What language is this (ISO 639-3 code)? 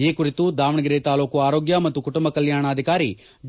kan